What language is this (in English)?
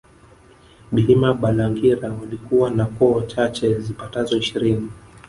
Swahili